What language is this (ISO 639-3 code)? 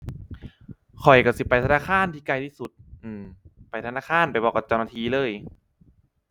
tha